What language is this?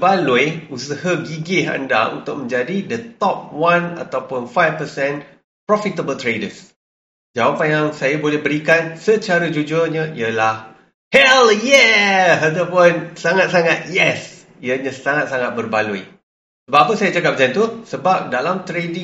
Malay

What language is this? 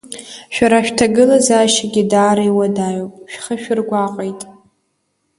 Abkhazian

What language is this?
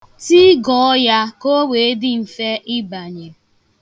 Igbo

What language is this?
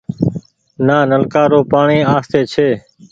Goaria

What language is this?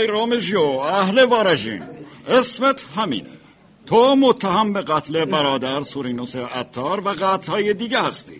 Persian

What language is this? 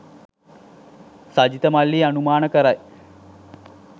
Sinhala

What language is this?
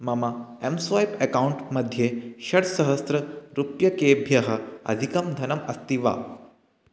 Sanskrit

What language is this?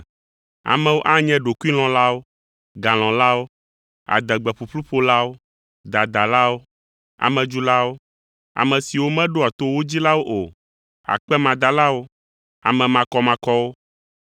Ewe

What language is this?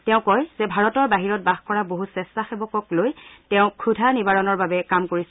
Assamese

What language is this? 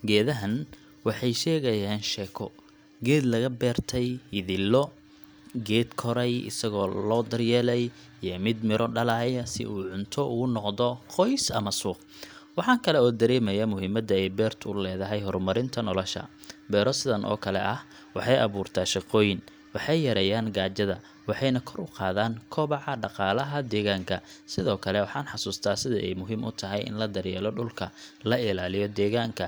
Somali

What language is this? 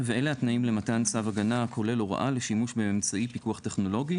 Hebrew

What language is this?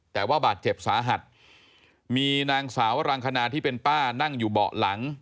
Thai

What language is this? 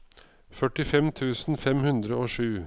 Norwegian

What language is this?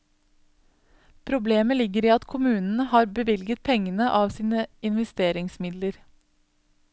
Norwegian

